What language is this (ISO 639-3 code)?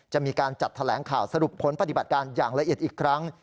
tha